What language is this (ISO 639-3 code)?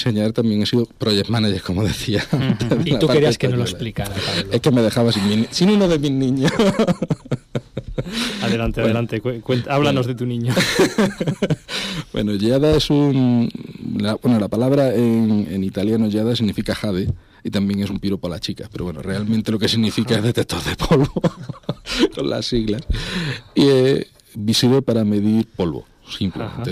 spa